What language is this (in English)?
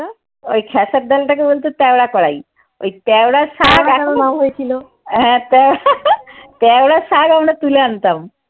Bangla